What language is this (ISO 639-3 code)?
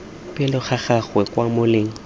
tsn